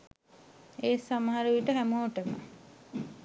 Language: Sinhala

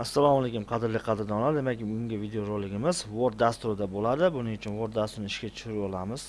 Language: Turkish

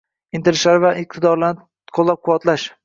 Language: Uzbek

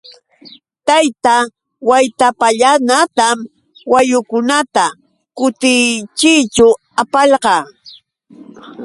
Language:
Yauyos Quechua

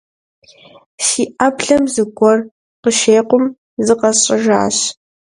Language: Kabardian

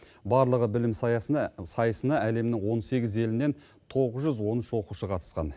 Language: Kazakh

